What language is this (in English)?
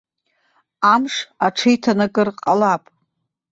Abkhazian